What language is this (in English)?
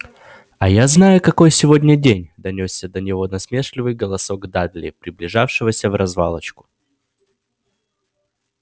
Russian